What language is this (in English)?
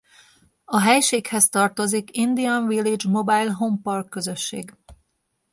Hungarian